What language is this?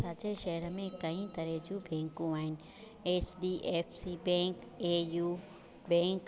Sindhi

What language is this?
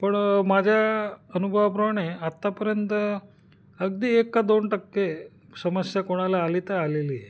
Marathi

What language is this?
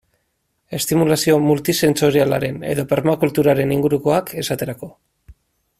Basque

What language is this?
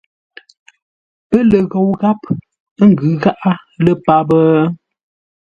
Ngombale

